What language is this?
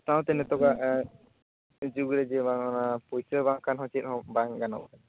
Santali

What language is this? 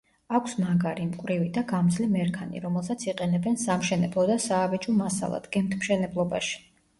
Georgian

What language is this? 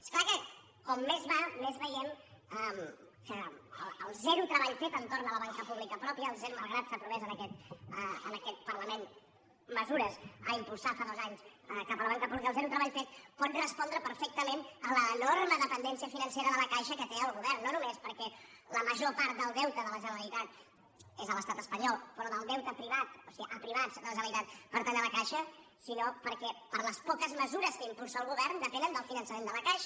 Catalan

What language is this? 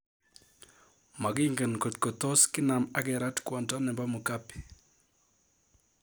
Kalenjin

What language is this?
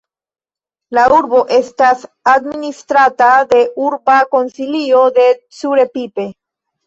Esperanto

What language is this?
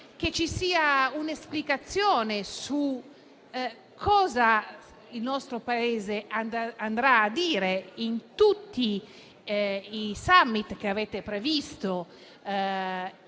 Italian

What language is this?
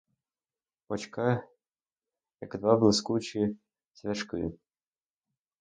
Ukrainian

